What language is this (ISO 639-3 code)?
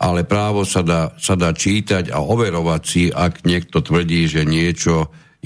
slk